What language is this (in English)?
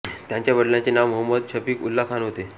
Marathi